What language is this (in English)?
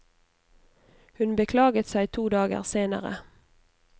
Norwegian